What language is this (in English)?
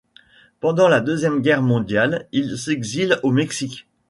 French